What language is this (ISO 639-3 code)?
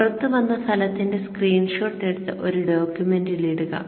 mal